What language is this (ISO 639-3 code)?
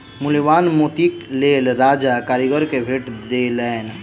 mai